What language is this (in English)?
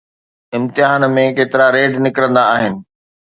Sindhi